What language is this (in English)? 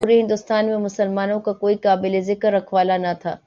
Urdu